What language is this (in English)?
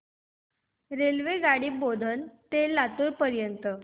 Marathi